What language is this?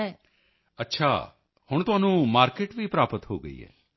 Punjabi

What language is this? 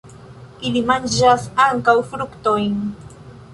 Esperanto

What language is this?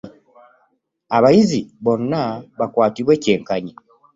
Ganda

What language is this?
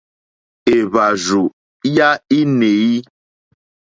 Mokpwe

